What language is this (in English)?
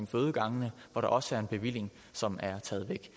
Danish